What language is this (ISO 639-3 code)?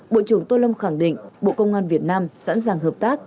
vie